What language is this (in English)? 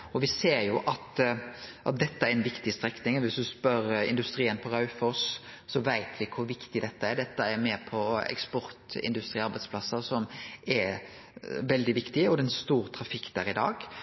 Norwegian Nynorsk